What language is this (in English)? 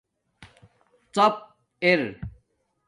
Domaaki